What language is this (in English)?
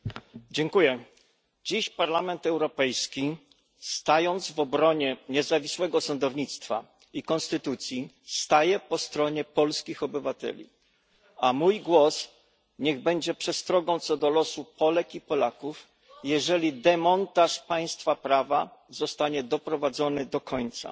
Polish